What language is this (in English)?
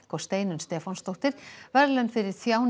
Icelandic